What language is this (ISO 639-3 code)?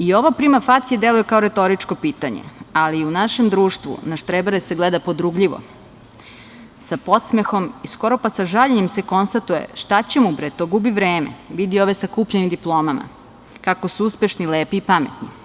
srp